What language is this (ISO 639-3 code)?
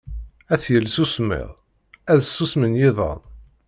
kab